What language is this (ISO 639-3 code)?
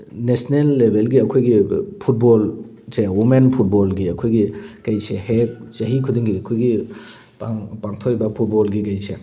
mni